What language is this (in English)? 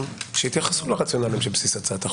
Hebrew